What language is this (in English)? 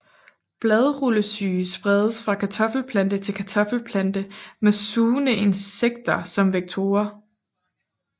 Danish